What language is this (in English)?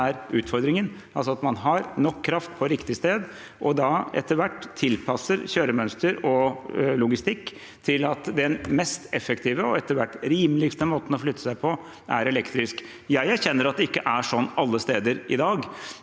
Norwegian